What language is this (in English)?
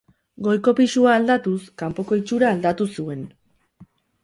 Basque